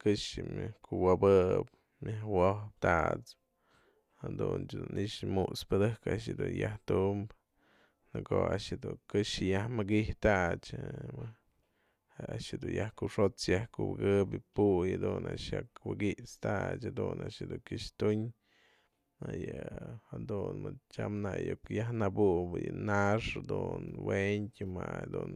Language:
Mazatlán Mixe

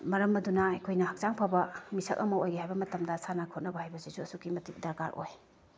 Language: Manipuri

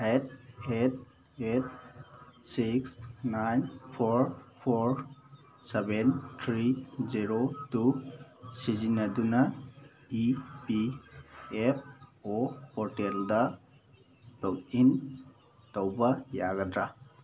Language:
Manipuri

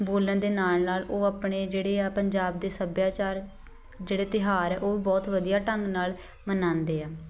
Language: Punjabi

